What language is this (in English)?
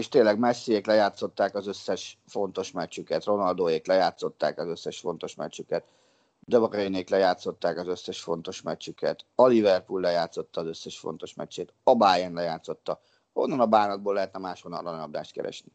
Hungarian